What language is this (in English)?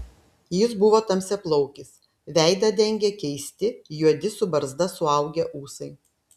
Lithuanian